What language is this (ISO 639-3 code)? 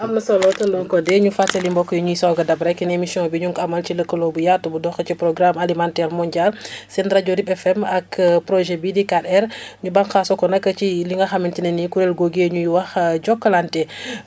wol